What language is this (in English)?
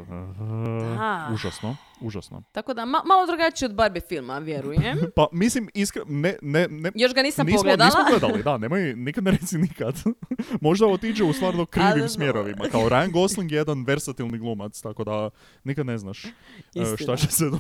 Croatian